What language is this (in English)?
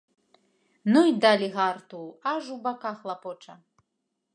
Belarusian